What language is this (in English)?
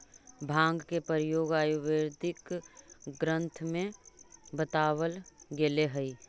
Magahi